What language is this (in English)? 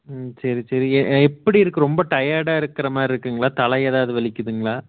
Tamil